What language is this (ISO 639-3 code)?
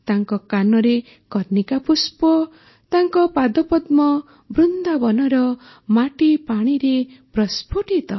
ori